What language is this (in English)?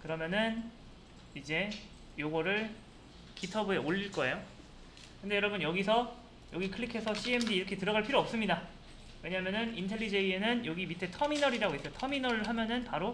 Korean